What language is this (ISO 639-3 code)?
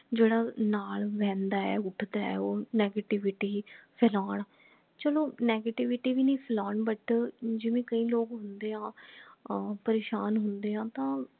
pan